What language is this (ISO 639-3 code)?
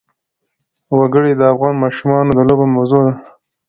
pus